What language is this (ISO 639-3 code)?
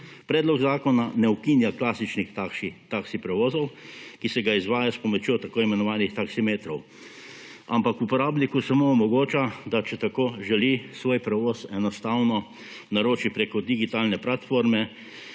slv